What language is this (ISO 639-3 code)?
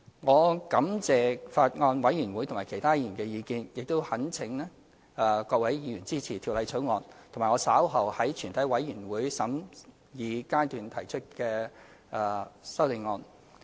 yue